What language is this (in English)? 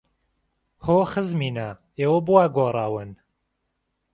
Central Kurdish